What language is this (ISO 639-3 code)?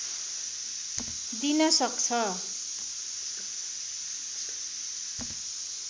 nep